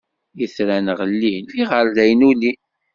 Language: Kabyle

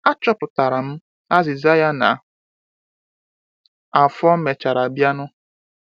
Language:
Igbo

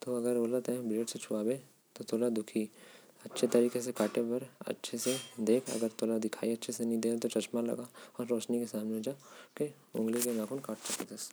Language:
Korwa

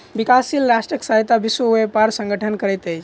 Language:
Maithili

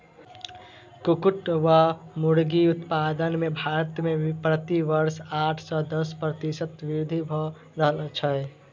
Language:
Maithili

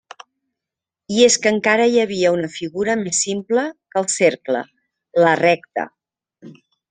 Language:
Catalan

